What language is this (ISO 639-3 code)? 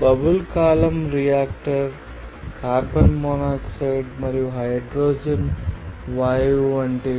tel